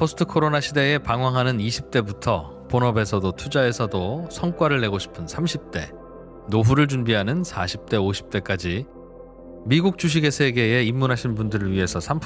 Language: Korean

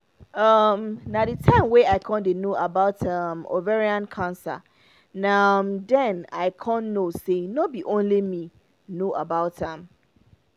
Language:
Nigerian Pidgin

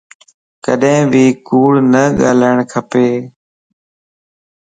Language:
Lasi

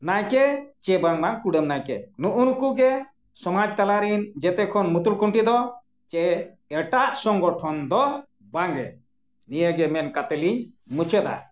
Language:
Santali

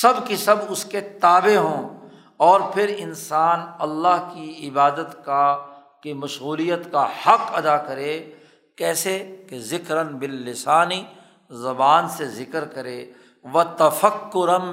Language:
Urdu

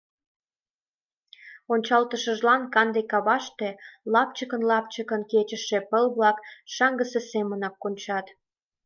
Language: Mari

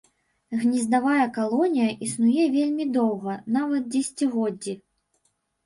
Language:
Belarusian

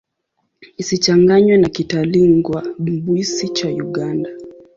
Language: Swahili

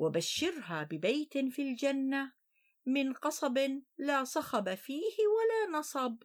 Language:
Arabic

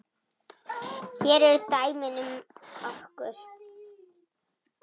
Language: Icelandic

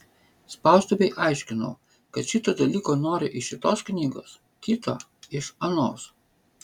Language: Lithuanian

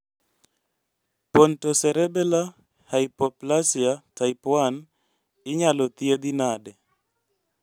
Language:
Luo (Kenya and Tanzania)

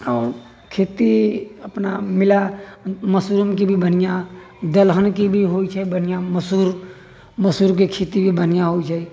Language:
Maithili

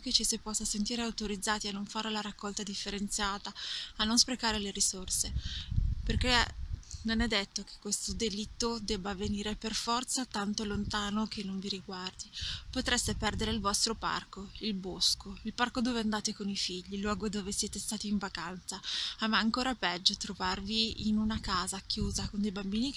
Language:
Italian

